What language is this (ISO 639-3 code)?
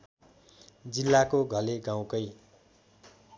nep